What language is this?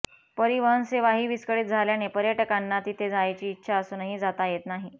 Marathi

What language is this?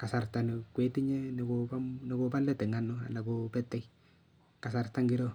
Kalenjin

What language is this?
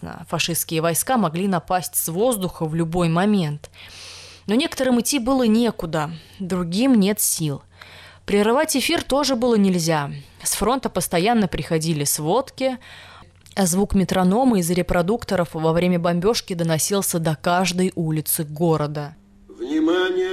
Russian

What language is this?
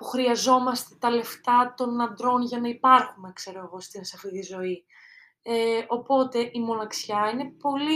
Greek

